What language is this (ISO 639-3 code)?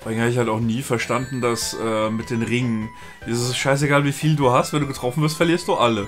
deu